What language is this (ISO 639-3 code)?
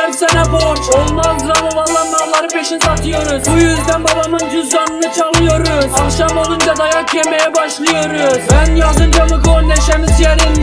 rus